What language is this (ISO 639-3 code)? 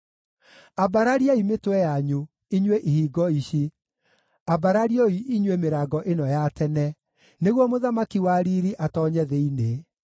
kik